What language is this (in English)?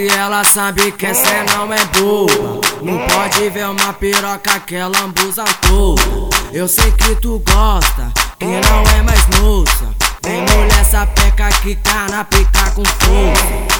Portuguese